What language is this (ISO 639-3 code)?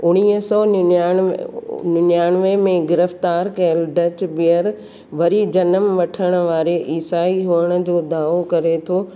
snd